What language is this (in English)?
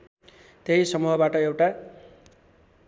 Nepali